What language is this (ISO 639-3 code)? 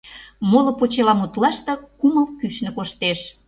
chm